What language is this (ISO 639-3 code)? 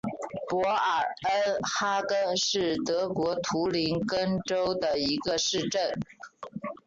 zho